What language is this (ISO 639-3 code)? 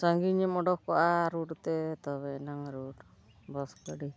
sat